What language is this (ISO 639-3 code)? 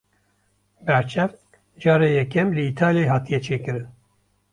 kur